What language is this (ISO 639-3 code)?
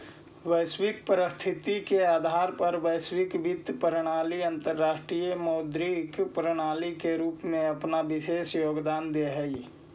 mag